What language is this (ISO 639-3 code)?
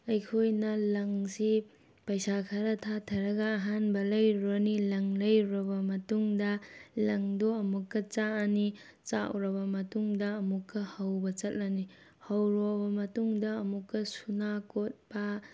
mni